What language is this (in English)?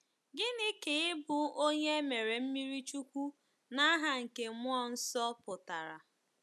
Igbo